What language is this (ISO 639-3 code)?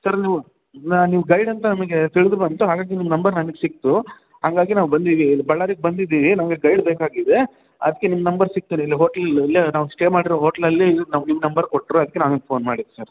kan